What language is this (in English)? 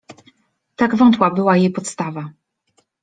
Polish